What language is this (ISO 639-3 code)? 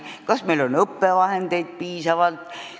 est